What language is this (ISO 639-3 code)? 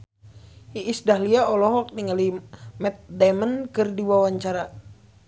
sun